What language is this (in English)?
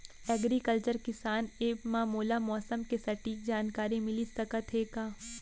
Chhattisgarhi